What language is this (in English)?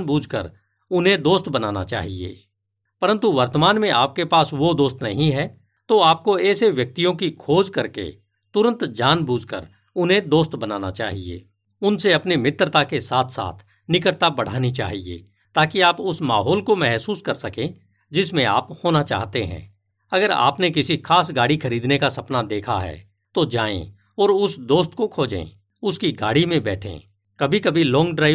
Hindi